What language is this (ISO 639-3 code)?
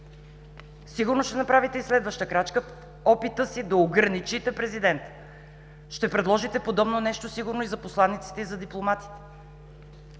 bul